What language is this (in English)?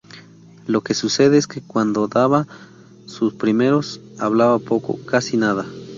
Spanish